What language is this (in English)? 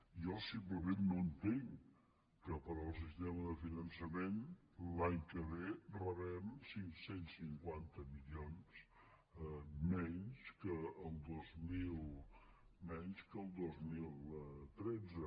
Catalan